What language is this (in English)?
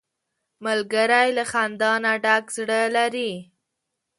Pashto